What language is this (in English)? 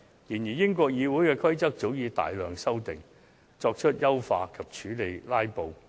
Cantonese